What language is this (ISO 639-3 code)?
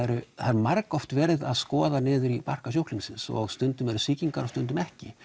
isl